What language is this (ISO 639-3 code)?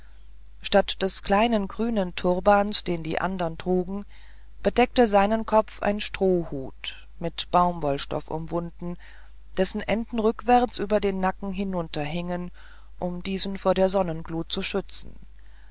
deu